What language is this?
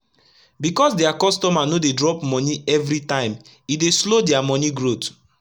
Nigerian Pidgin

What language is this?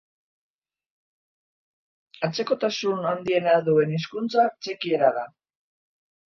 Basque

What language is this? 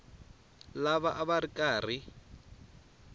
Tsonga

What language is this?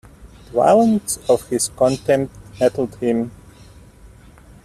English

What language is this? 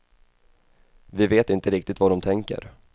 Swedish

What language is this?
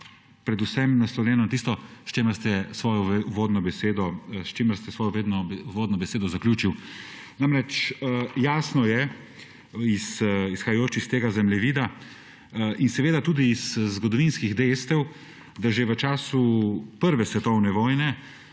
Slovenian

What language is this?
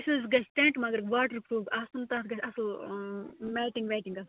Kashmiri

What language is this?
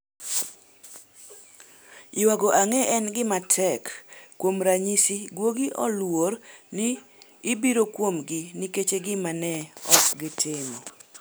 Luo (Kenya and Tanzania)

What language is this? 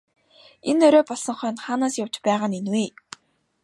Mongolian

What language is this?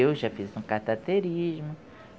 Portuguese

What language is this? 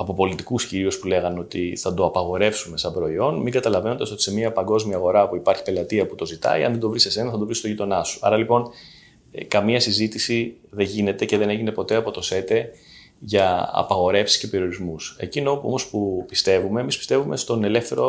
Greek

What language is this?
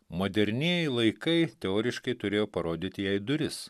Lithuanian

